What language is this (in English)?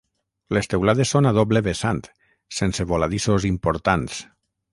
Catalan